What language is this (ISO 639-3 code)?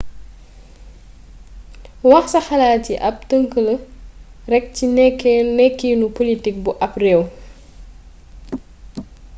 wol